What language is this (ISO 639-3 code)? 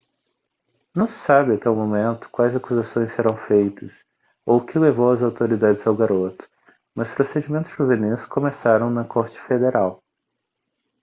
por